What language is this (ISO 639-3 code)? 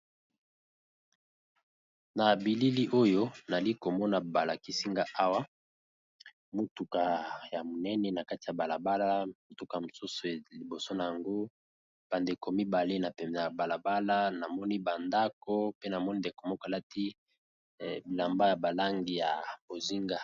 lin